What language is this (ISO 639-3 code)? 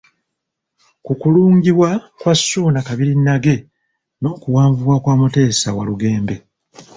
lug